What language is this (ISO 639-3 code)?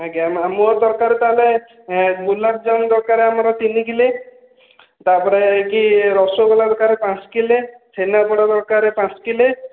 ori